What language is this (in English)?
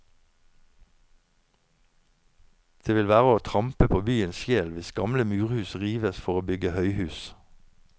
Norwegian